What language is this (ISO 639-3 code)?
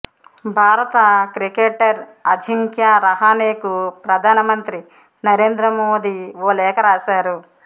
tel